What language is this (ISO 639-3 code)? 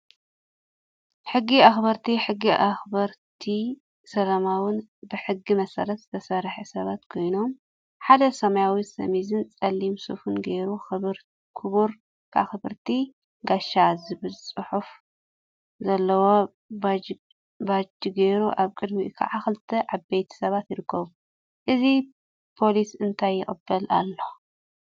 tir